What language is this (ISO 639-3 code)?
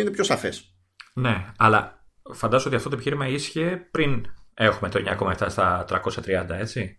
ell